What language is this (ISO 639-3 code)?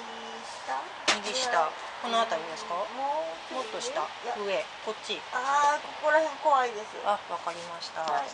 jpn